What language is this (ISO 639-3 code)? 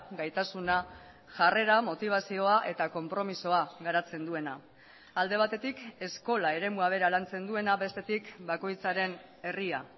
eus